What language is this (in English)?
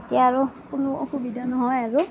Assamese